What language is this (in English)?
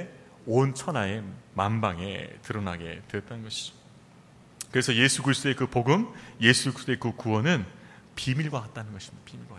Korean